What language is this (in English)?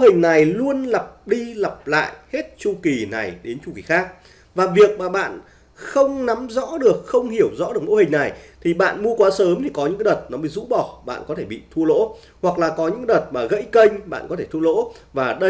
Vietnamese